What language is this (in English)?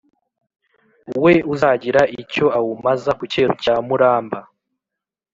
Kinyarwanda